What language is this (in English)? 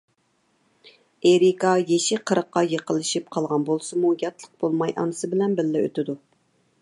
Uyghur